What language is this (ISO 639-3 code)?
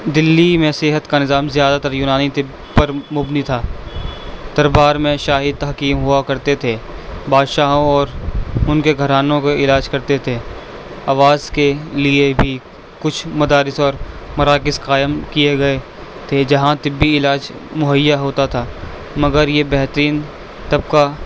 urd